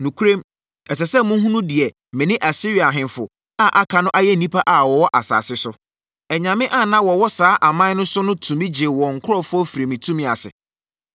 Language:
Akan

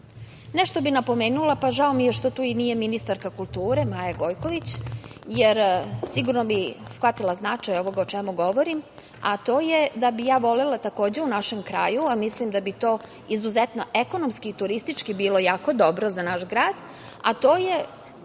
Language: Serbian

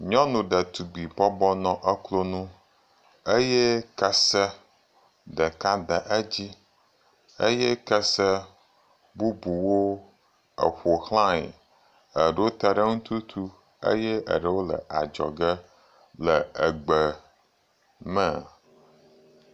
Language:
Ewe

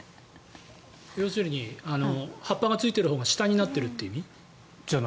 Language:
Japanese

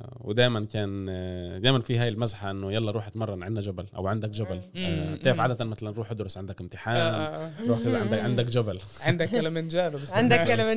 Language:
Arabic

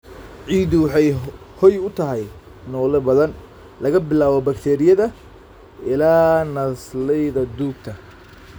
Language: Somali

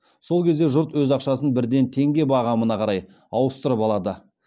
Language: Kazakh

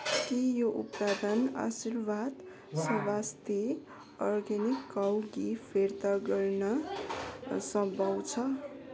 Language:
Nepali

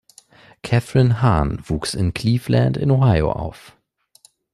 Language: German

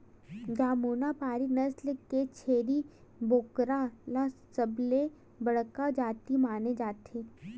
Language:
Chhattisgarhi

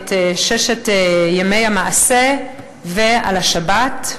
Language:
Hebrew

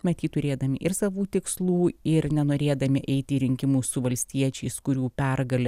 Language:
Lithuanian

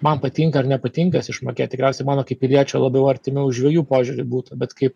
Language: Lithuanian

